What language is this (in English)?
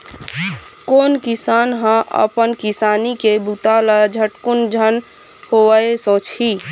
Chhattisgarhi